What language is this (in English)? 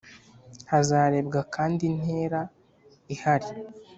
Kinyarwanda